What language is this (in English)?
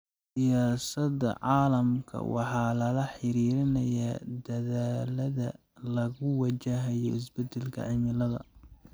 Somali